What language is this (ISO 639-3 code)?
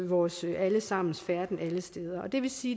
dan